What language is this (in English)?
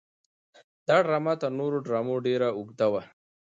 Pashto